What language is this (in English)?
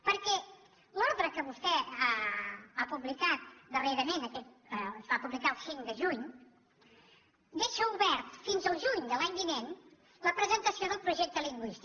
Catalan